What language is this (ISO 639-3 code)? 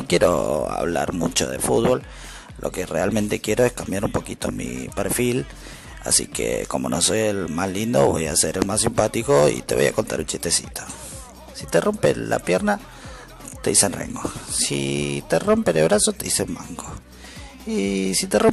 spa